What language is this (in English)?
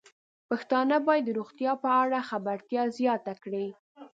Pashto